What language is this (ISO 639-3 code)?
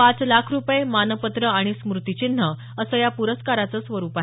mar